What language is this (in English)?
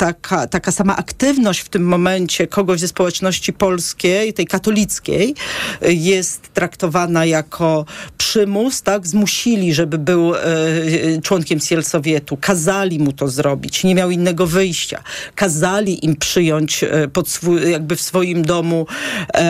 Polish